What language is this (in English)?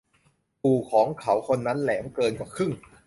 Thai